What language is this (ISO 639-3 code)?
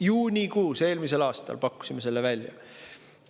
est